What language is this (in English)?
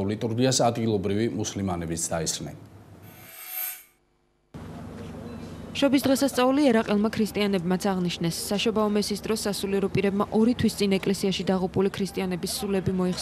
Dutch